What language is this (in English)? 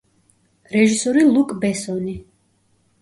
Georgian